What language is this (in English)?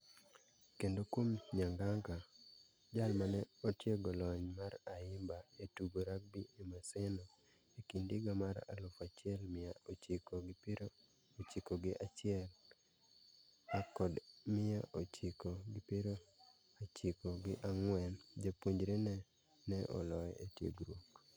Luo (Kenya and Tanzania)